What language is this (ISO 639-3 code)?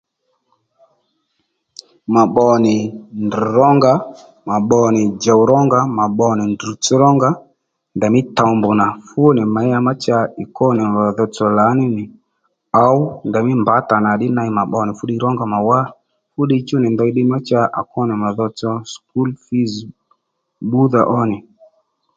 led